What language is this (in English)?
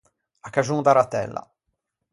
Ligurian